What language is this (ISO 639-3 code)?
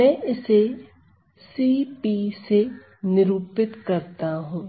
hin